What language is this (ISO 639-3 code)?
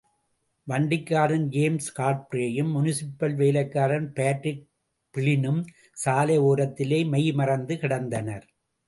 tam